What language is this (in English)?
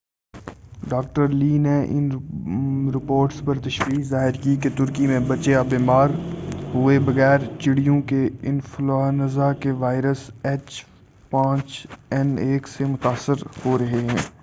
Urdu